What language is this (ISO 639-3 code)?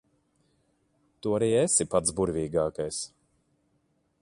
lav